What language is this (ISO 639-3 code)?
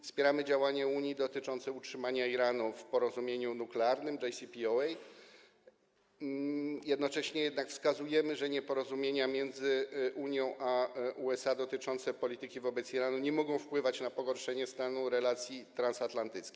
pol